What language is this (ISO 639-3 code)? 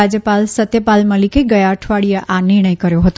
guj